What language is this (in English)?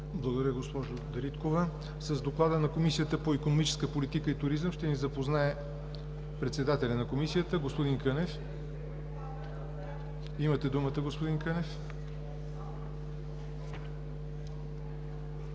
Bulgarian